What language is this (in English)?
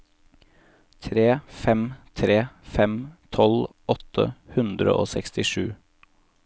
Norwegian